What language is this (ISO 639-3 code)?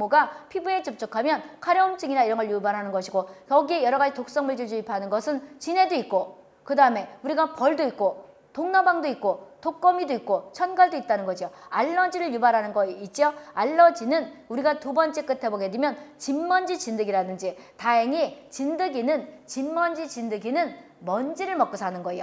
kor